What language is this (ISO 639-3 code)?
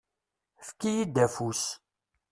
kab